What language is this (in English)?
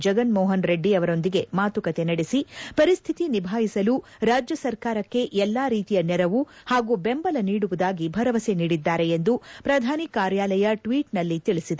Kannada